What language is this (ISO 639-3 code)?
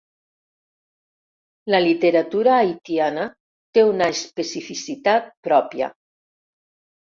cat